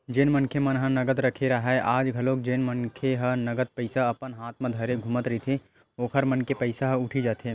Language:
Chhattisgarhi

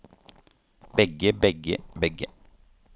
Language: Norwegian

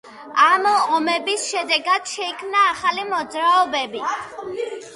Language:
Georgian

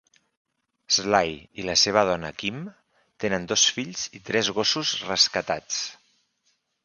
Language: Catalan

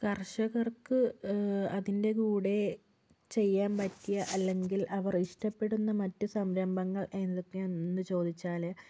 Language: Malayalam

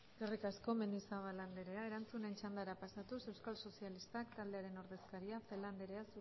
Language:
Basque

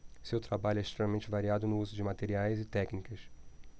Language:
Portuguese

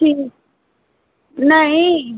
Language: Hindi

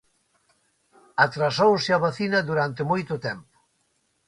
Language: Galician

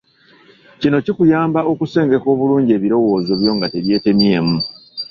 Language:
Ganda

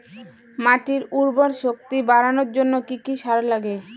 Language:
Bangla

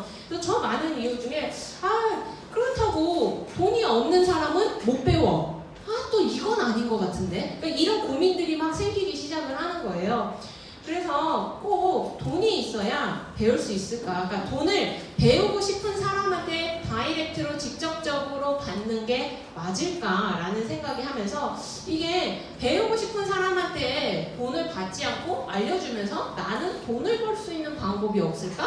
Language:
Korean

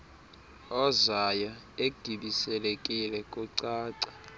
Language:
Xhosa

